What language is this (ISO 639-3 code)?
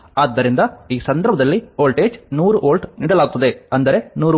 kan